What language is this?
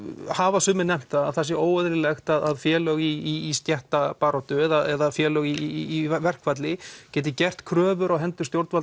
Icelandic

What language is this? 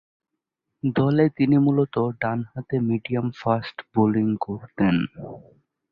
Bangla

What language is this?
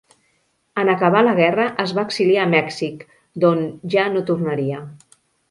Catalan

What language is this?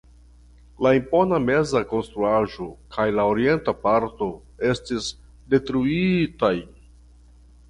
Esperanto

